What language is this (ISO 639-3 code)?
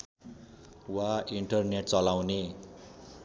nep